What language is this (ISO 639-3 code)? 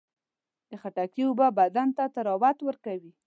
pus